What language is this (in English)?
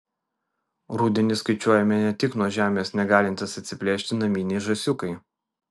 Lithuanian